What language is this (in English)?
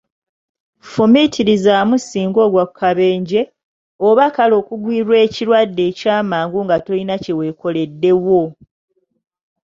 Ganda